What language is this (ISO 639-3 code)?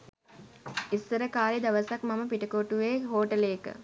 sin